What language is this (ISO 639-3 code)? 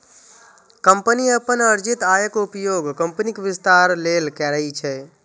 mai